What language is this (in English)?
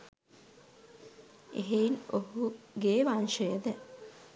Sinhala